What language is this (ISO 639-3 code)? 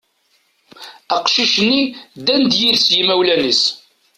kab